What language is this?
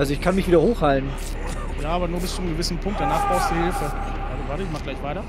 German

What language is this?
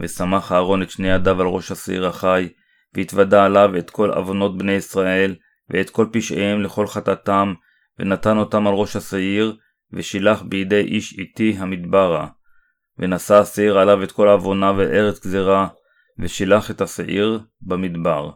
Hebrew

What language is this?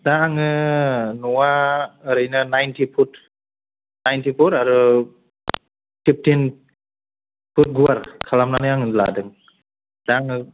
Bodo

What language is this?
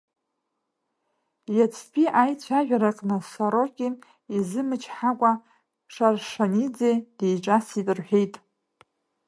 Abkhazian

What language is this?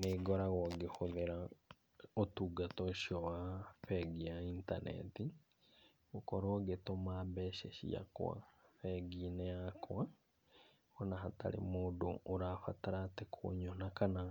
Kikuyu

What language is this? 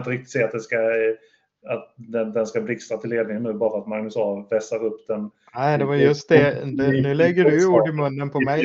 Swedish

